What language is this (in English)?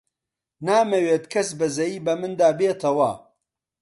Central Kurdish